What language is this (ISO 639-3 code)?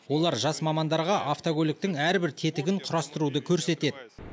kaz